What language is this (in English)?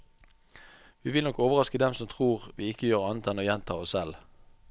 Norwegian